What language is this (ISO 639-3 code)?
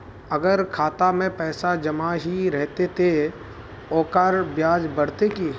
mag